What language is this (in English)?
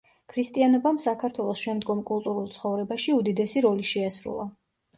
Georgian